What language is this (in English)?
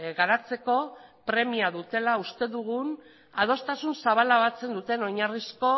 Basque